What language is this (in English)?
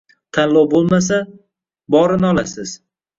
Uzbek